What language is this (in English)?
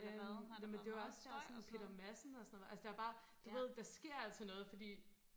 Danish